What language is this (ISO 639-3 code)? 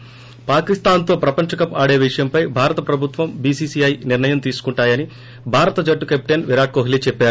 tel